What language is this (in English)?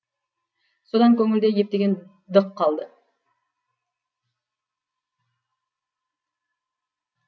Kazakh